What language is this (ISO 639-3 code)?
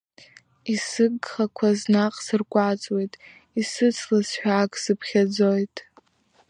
abk